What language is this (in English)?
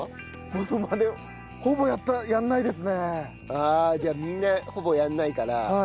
Japanese